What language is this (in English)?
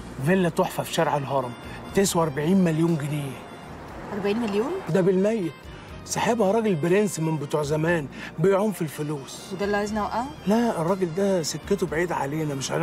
Arabic